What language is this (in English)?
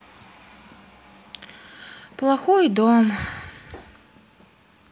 Russian